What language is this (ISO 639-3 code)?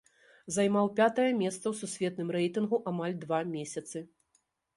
bel